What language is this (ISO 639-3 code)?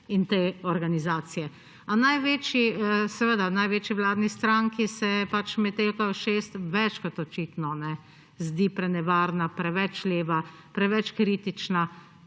slv